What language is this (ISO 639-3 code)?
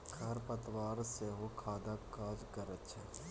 mai